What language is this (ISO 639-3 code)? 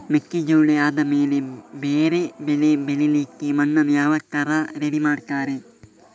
kan